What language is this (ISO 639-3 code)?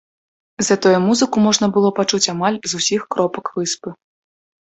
bel